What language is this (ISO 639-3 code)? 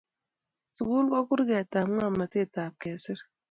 kln